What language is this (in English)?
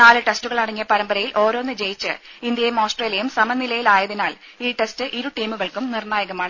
Malayalam